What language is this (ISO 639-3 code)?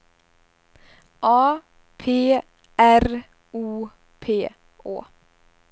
swe